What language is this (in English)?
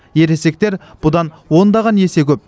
Kazakh